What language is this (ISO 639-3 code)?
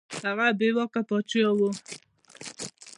pus